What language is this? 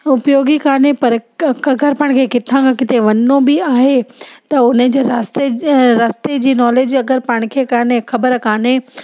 Sindhi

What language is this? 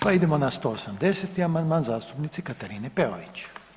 Croatian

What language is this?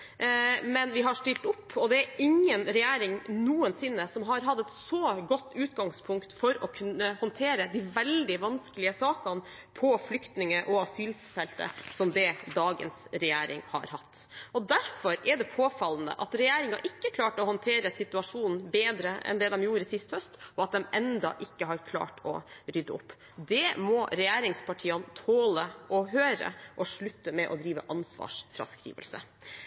Norwegian Bokmål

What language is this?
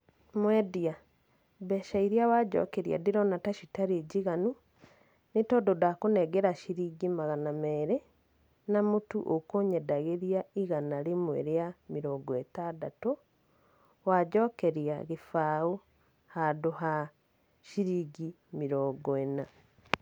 Kikuyu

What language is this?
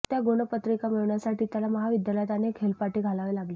Marathi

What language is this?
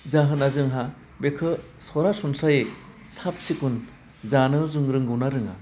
Bodo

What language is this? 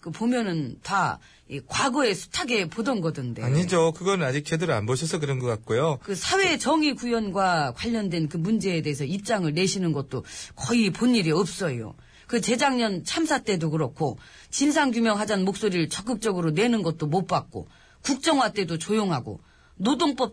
Korean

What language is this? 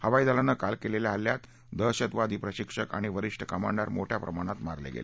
Marathi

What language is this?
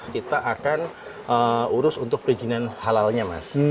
Indonesian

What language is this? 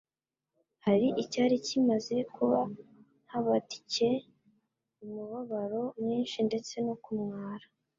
Kinyarwanda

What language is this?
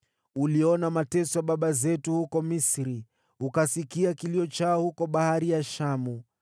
Swahili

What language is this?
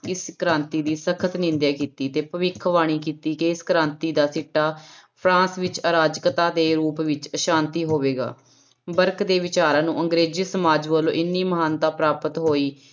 Punjabi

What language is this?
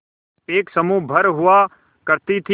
Hindi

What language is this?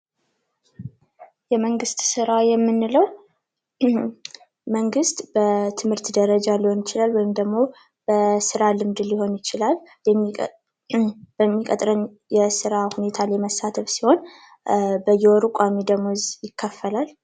Amharic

